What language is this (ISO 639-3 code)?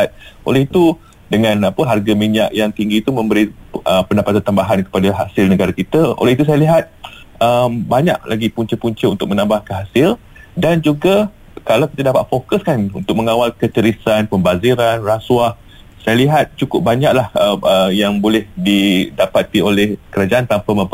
msa